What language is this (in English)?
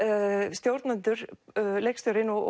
Icelandic